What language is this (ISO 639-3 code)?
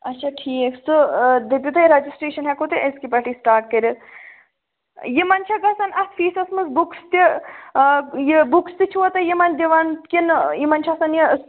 kas